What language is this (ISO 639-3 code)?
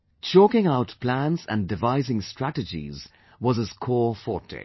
eng